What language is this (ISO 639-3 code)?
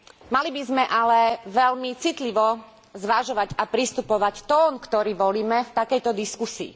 slk